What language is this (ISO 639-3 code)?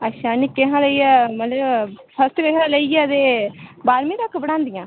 doi